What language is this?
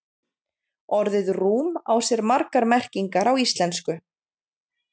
Icelandic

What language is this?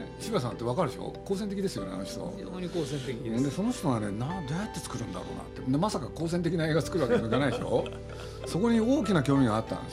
Japanese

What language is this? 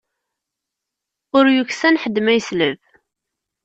Kabyle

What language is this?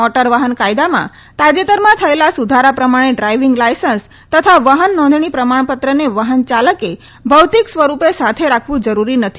Gujarati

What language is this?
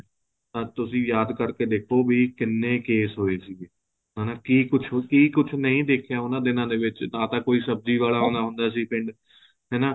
Punjabi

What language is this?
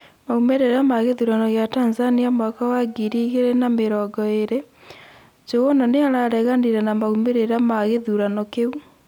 Kikuyu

